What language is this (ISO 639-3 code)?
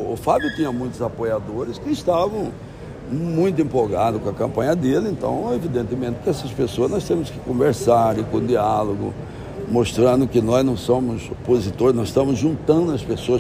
por